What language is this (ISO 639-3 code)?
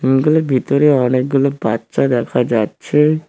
ben